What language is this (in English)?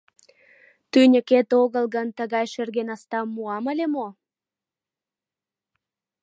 Mari